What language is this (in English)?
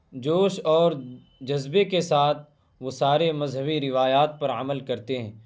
Urdu